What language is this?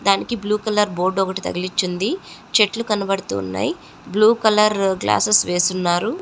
Telugu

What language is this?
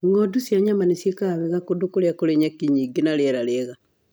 Kikuyu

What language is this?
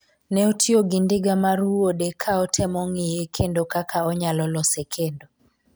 Luo (Kenya and Tanzania)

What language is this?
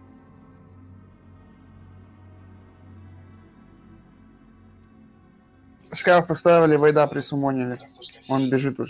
Russian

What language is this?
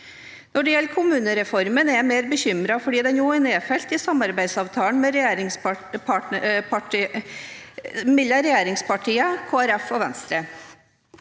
Norwegian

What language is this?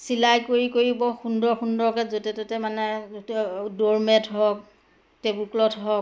Assamese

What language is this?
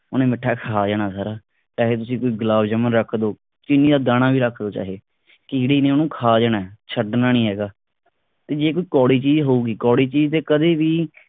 Punjabi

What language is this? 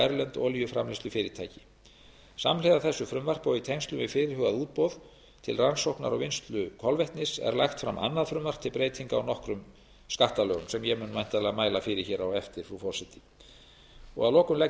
Icelandic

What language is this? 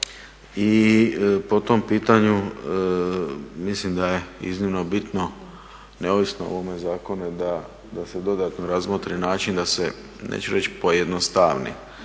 Croatian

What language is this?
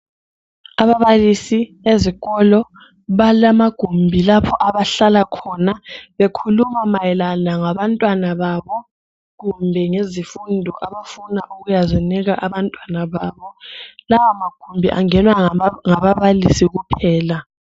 North Ndebele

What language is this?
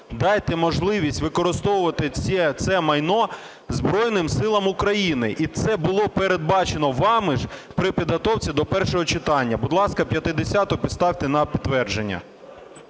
Ukrainian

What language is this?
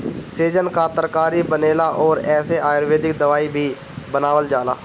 Bhojpuri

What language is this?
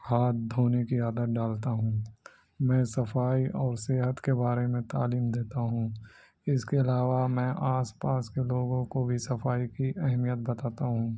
Urdu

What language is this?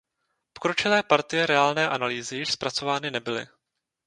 Czech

